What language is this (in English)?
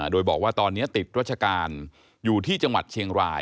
Thai